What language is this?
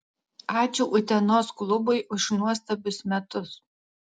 Lithuanian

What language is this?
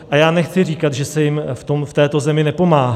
Czech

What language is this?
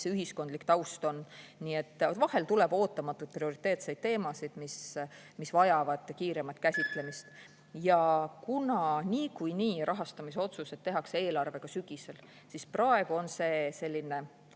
Estonian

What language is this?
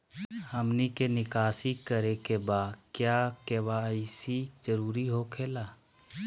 Magahi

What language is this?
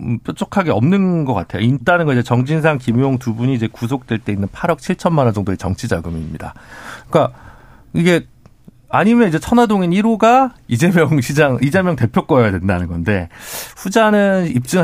Korean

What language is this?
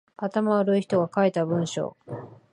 Japanese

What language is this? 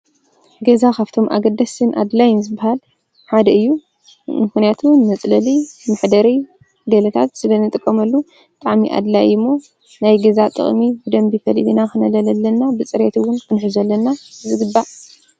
Tigrinya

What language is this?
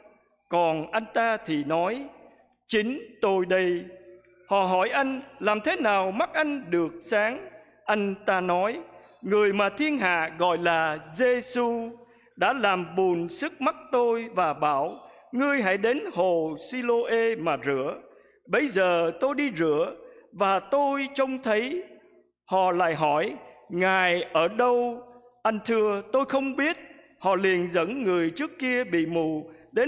Vietnamese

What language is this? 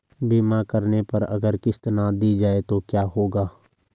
Hindi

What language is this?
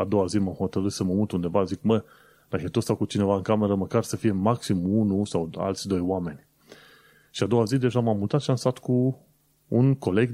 Romanian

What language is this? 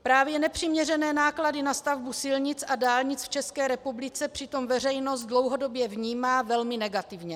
Czech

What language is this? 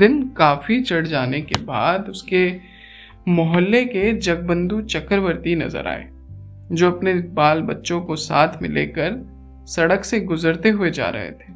Hindi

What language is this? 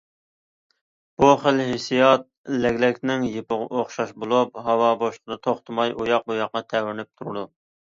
Uyghur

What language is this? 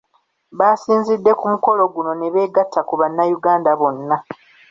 Ganda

